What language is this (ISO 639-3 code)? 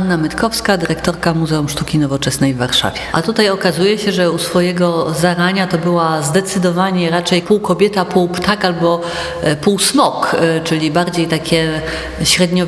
pol